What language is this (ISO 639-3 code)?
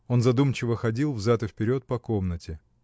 rus